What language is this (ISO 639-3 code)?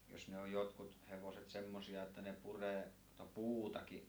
fin